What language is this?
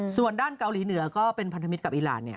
Thai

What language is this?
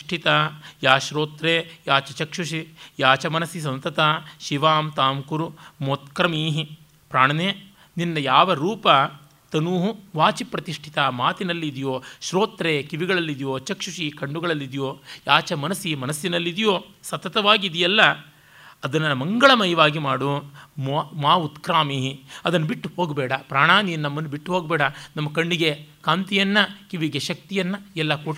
Kannada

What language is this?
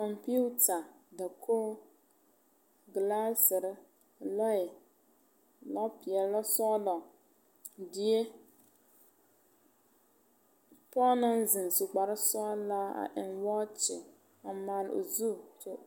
Southern Dagaare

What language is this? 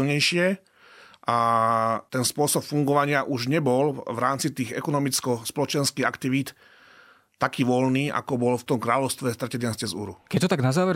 Slovak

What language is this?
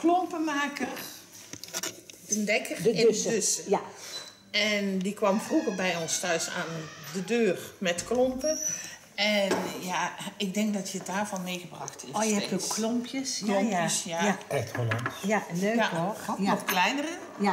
Dutch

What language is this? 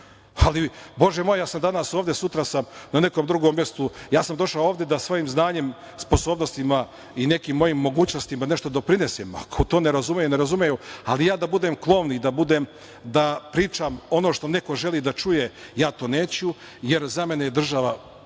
Serbian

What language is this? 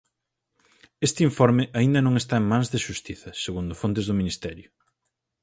Galician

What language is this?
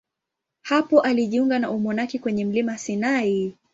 Swahili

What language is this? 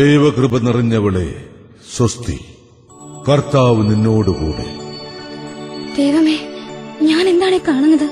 Malayalam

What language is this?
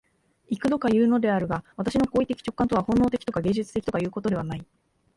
Japanese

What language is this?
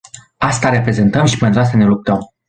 Romanian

